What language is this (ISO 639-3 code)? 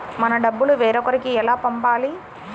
tel